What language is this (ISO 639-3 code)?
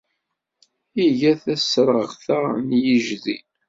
kab